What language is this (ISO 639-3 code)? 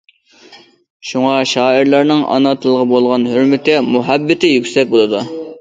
uig